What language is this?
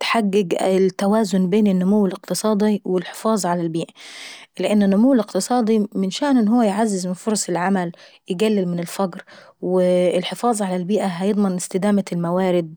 Saidi Arabic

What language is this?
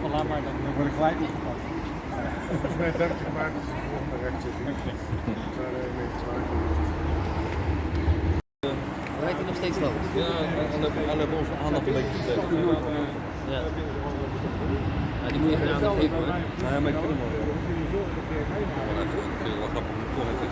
Dutch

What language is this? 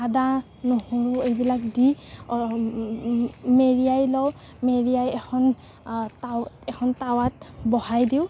Assamese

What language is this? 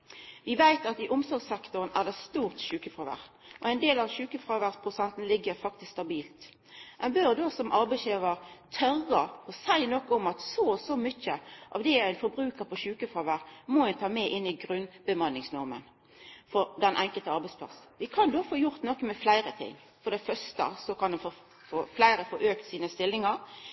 Norwegian Nynorsk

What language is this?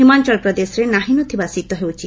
Odia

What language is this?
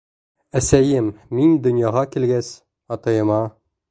Bashkir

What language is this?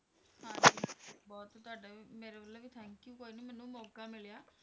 Punjabi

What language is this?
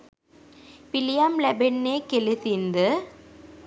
Sinhala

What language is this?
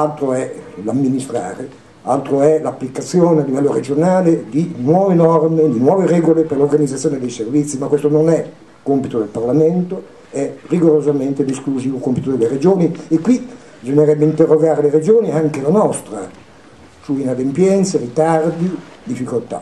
Italian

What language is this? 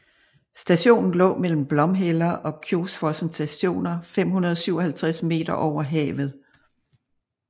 Danish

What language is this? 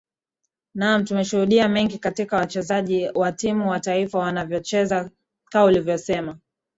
Swahili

